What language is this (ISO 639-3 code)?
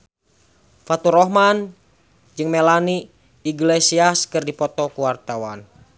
sun